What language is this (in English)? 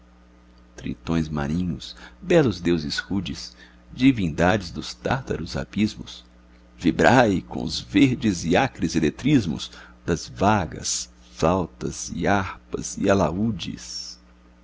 Portuguese